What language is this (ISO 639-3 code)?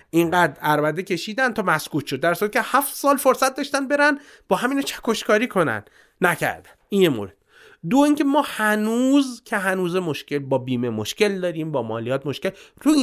fas